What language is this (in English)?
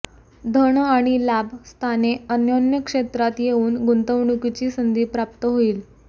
Marathi